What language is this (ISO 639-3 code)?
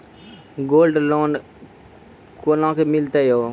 mai